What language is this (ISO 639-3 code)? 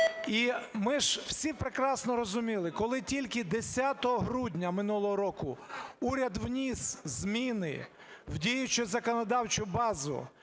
ukr